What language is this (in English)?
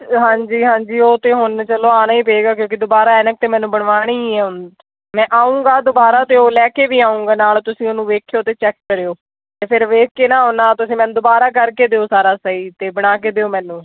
Punjabi